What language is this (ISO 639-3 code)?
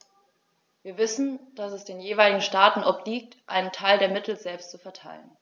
deu